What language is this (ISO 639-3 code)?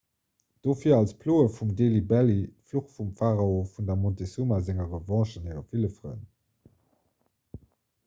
ltz